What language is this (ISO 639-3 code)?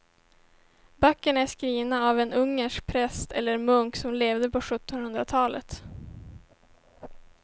swe